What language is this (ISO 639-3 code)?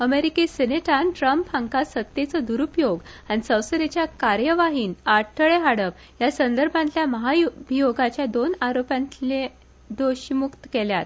kok